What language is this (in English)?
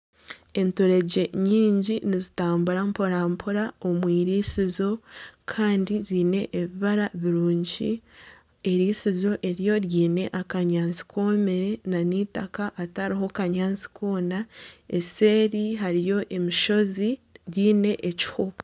Nyankole